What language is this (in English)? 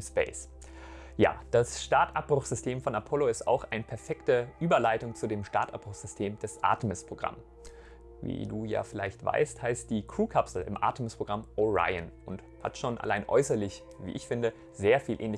German